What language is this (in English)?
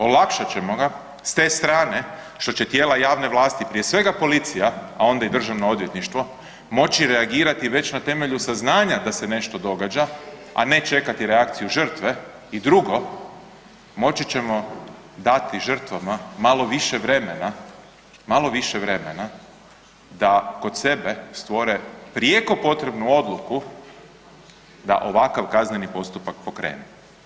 Croatian